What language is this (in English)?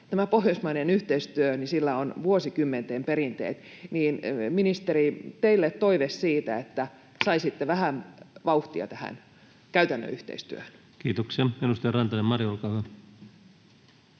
Finnish